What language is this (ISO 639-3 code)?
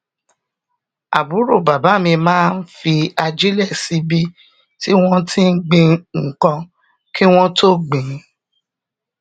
yor